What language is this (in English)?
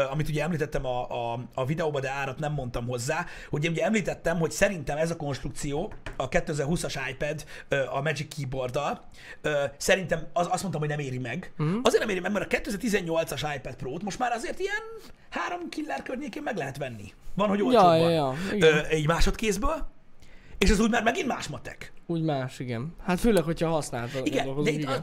Hungarian